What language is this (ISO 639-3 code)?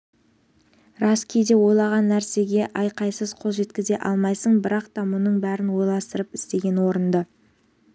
kaz